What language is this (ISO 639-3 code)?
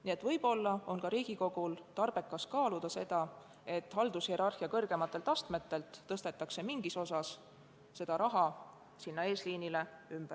est